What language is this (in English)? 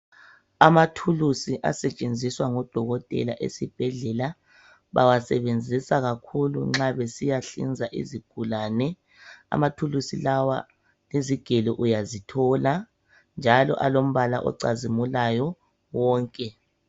North Ndebele